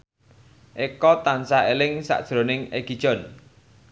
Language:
Javanese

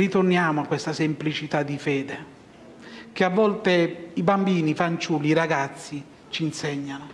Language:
Italian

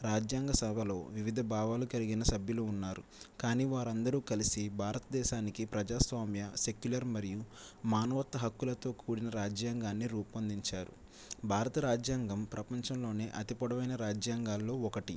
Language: Telugu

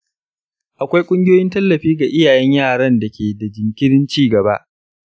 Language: Hausa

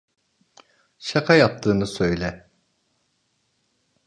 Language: Turkish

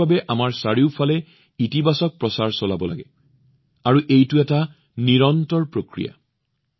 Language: Assamese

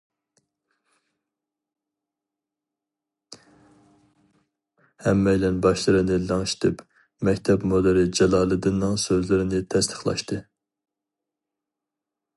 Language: Uyghur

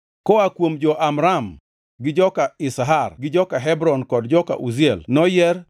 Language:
Luo (Kenya and Tanzania)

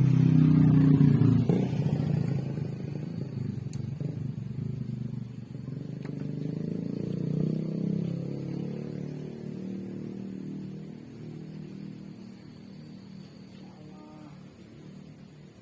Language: Indonesian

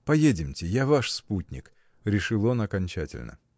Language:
Russian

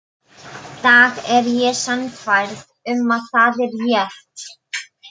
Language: Icelandic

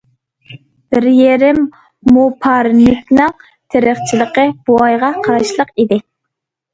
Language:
Uyghur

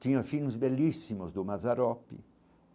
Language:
Portuguese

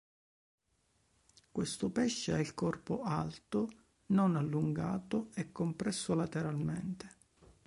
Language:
Italian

